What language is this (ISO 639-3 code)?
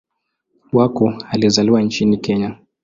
swa